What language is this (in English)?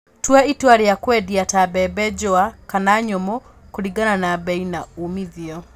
Kikuyu